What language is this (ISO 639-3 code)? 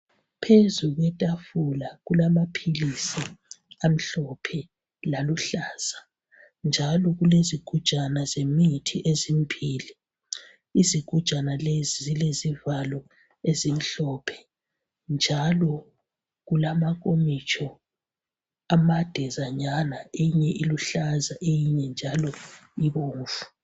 nde